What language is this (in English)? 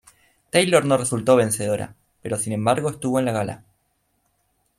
Spanish